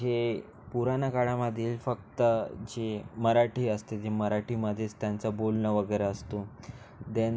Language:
Marathi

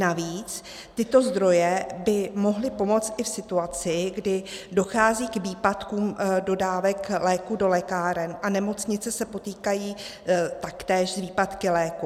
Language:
Czech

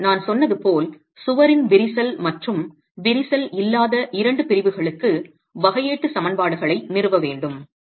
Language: Tamil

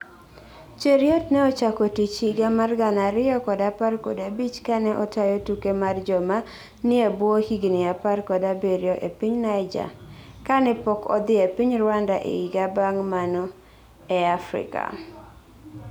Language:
Luo (Kenya and Tanzania)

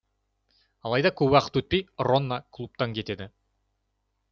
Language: Kazakh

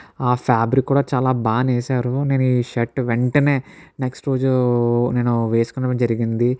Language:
Telugu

